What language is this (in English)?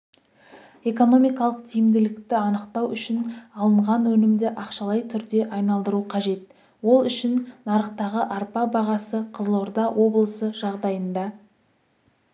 Kazakh